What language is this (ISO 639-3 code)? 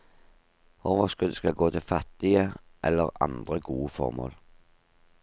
nor